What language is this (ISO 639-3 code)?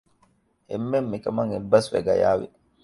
div